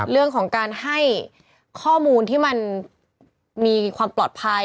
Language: Thai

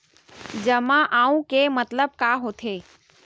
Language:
Chhattisgarhi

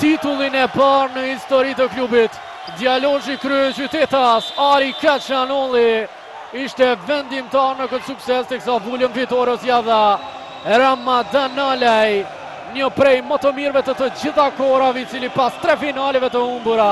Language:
Romanian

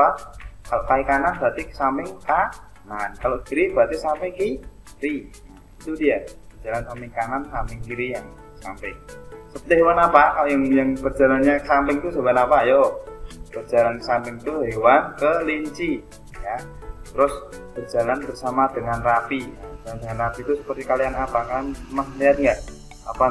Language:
Indonesian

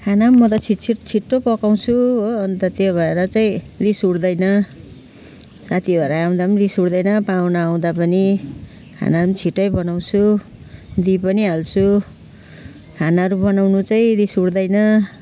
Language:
Nepali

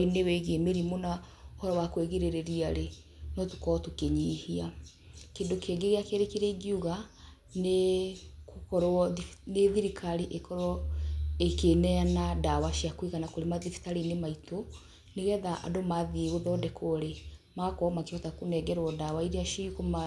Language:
Kikuyu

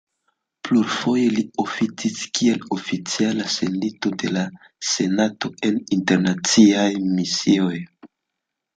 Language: Esperanto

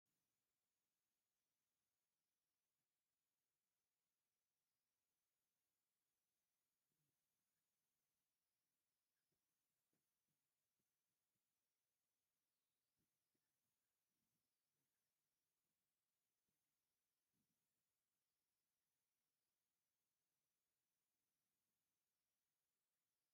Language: Tigrinya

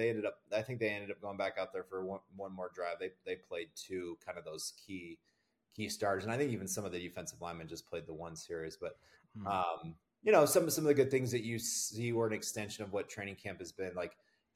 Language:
English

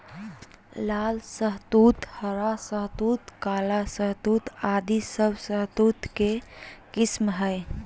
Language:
Magahi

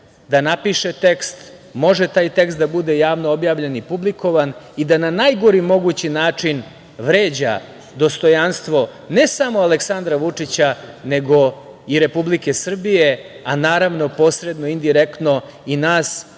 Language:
Serbian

